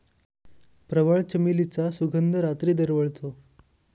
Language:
Marathi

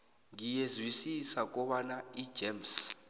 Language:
South Ndebele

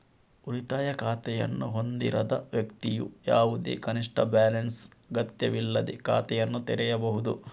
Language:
Kannada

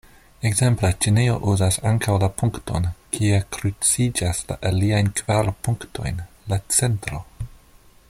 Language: Esperanto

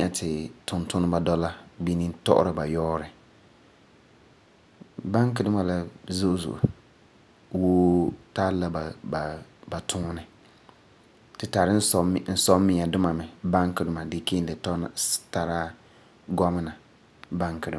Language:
Frafra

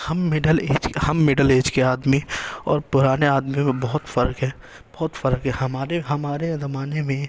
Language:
Urdu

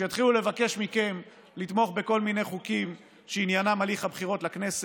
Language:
Hebrew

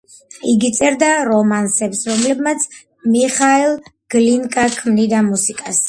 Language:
Georgian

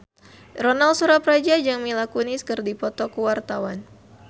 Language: Sundanese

